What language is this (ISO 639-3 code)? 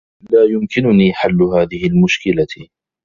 ara